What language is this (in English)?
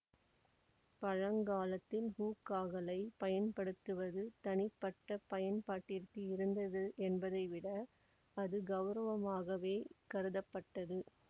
Tamil